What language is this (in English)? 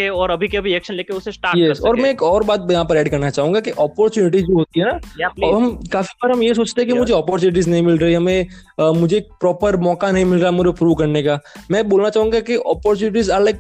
Hindi